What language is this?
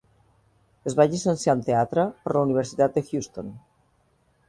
Catalan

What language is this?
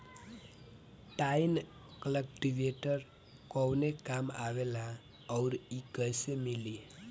Bhojpuri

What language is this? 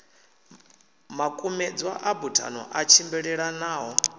Venda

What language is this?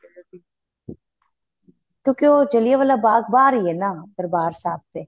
Punjabi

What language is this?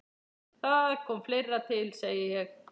Icelandic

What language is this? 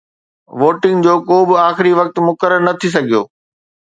Sindhi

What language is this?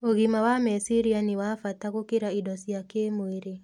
Kikuyu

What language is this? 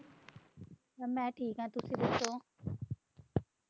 Punjabi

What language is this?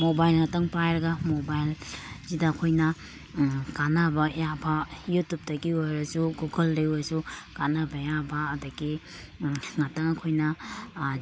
Manipuri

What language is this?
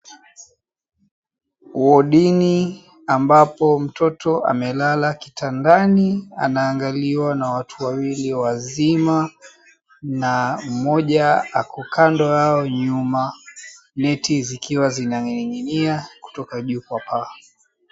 Swahili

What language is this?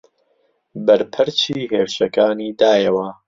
Central Kurdish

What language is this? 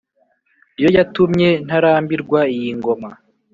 Kinyarwanda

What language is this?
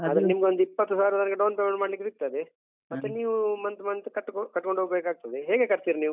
Kannada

